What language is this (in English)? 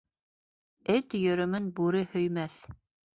Bashkir